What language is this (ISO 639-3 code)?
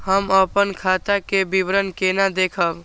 mai